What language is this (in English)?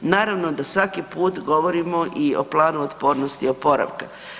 Croatian